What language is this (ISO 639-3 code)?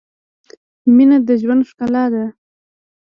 pus